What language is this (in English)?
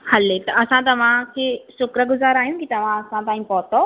Sindhi